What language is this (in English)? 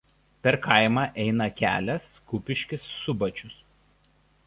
Lithuanian